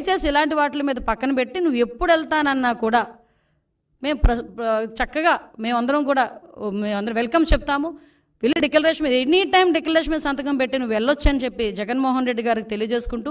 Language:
Telugu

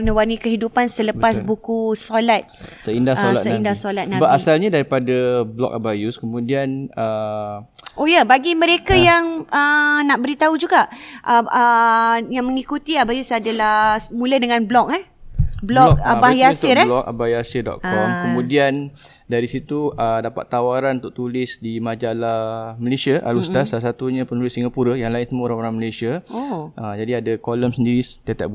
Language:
Malay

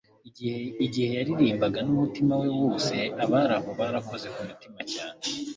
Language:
Kinyarwanda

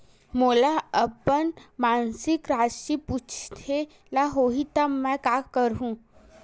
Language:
Chhattisgarhi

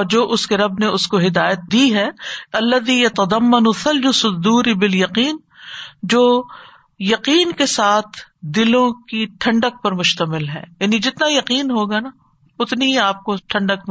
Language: Urdu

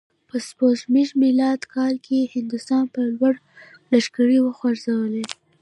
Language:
Pashto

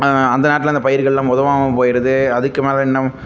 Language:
Tamil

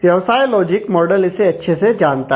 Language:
Hindi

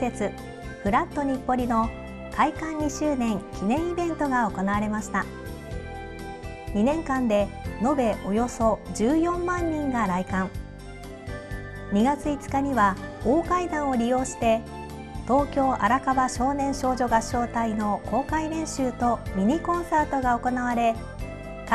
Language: Japanese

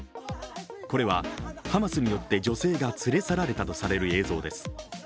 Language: Japanese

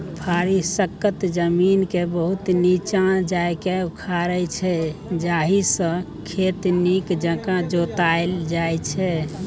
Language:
Maithili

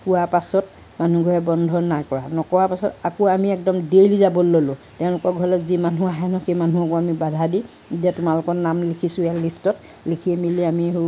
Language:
Assamese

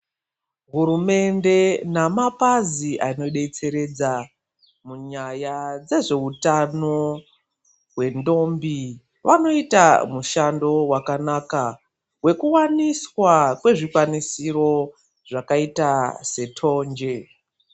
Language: Ndau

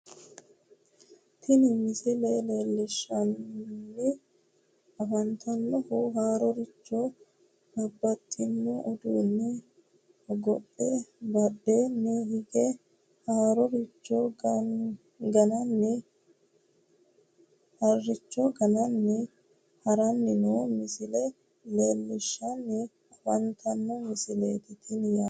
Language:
Sidamo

